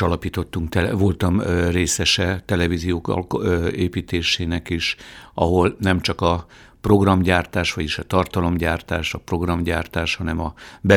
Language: Hungarian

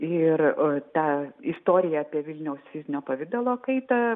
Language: Lithuanian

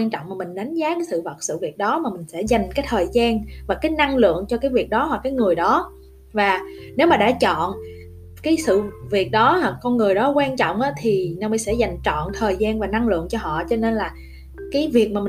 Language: Vietnamese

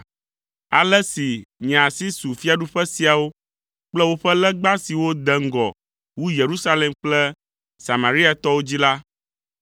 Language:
Ewe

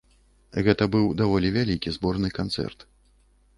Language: Belarusian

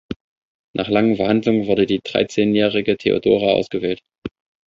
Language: German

